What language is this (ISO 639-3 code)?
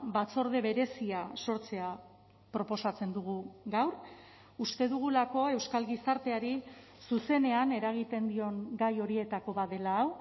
eus